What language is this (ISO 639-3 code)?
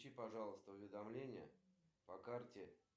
rus